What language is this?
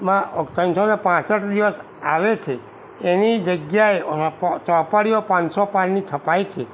Gujarati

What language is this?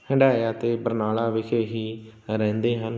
Punjabi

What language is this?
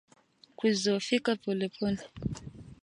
Swahili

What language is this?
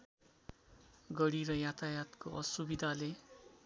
Nepali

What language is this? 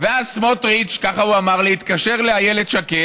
Hebrew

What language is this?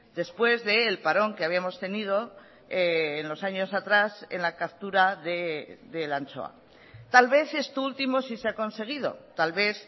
Spanish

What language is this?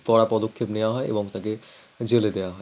Bangla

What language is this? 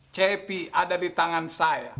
Indonesian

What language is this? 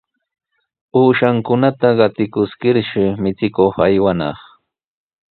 Sihuas Ancash Quechua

